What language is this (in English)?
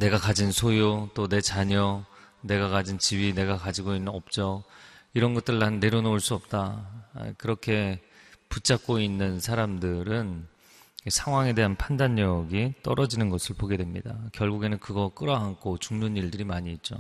Korean